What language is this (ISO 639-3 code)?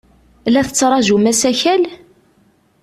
kab